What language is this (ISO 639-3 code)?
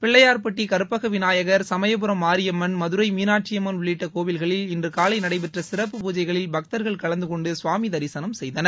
tam